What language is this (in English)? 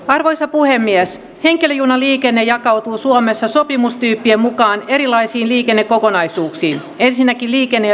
Finnish